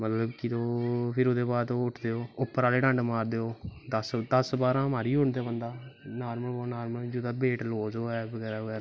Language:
Dogri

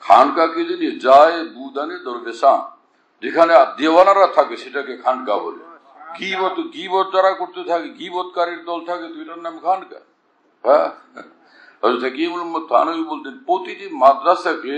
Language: Turkish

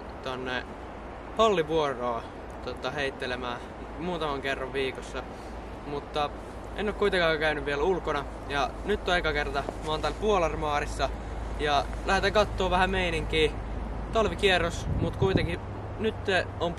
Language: Finnish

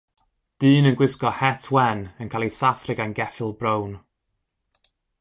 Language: Welsh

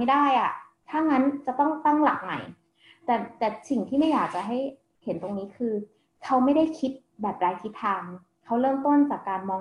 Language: Thai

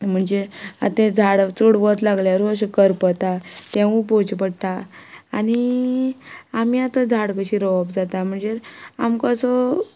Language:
Konkani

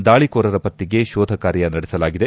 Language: Kannada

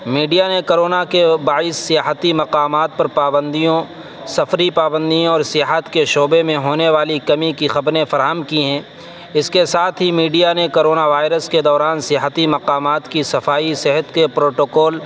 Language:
Urdu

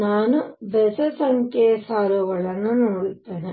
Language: Kannada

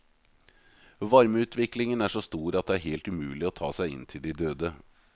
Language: Norwegian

